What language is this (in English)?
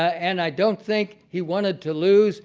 English